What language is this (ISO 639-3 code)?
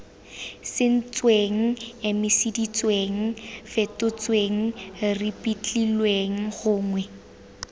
tsn